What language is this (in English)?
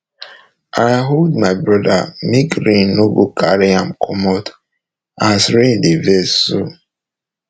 Nigerian Pidgin